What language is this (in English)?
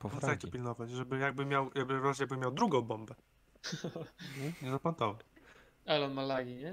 Polish